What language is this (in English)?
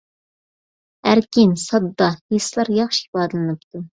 Uyghur